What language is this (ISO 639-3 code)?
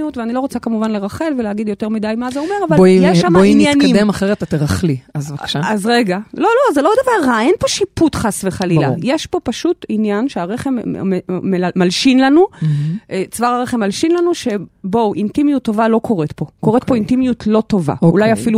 heb